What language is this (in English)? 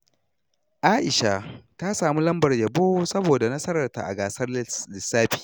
Hausa